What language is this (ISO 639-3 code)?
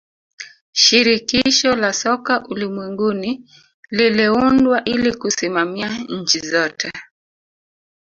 swa